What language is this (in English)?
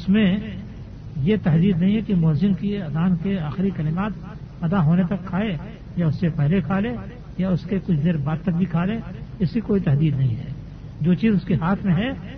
Urdu